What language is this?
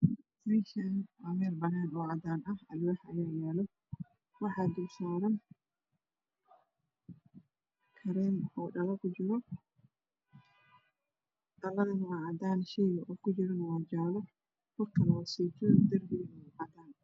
Somali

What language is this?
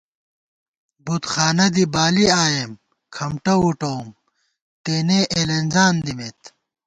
Gawar-Bati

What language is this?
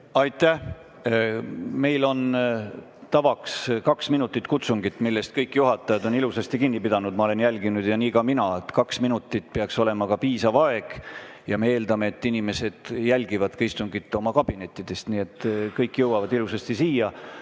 Estonian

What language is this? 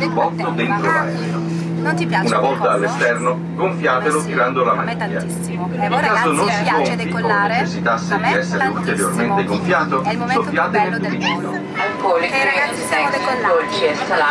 Italian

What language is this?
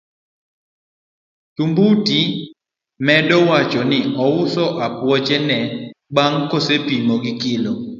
Luo (Kenya and Tanzania)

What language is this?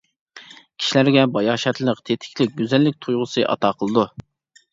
Uyghur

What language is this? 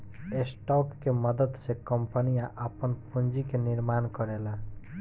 Bhojpuri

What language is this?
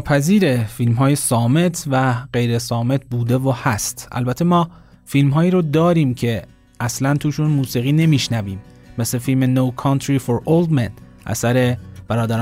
Persian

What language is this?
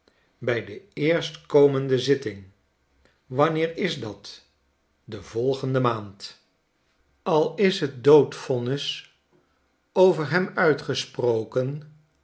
Dutch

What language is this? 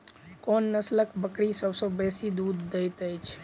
Maithili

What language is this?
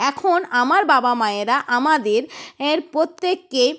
Bangla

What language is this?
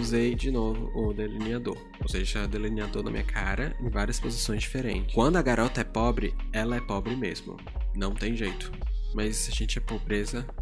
Portuguese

